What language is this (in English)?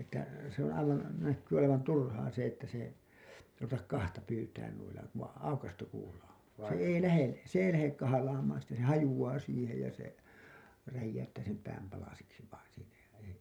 Finnish